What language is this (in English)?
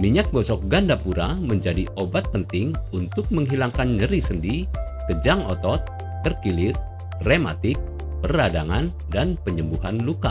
Indonesian